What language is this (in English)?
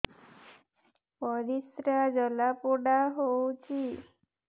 Odia